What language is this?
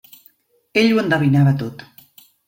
Catalan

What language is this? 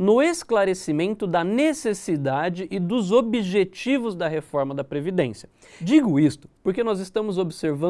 Portuguese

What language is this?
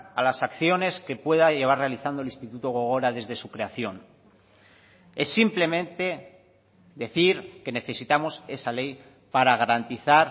Spanish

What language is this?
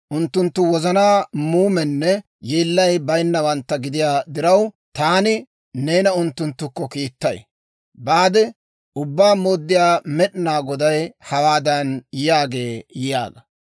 Dawro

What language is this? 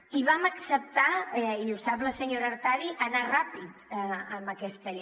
Catalan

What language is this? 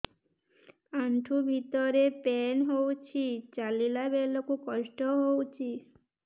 Odia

